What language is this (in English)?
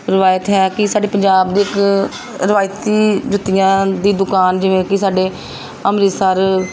Punjabi